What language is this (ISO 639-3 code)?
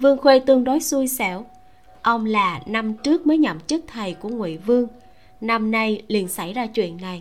vie